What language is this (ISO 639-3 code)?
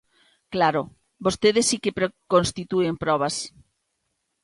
glg